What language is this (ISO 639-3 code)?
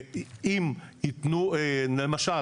heb